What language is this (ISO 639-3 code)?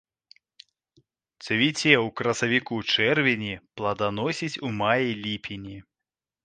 bel